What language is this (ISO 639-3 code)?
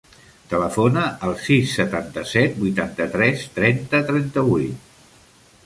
cat